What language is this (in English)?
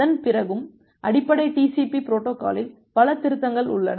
Tamil